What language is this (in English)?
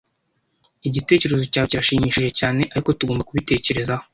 Kinyarwanda